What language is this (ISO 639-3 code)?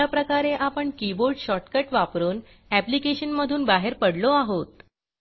mar